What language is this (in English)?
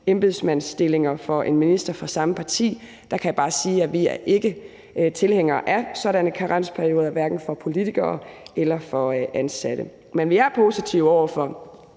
Danish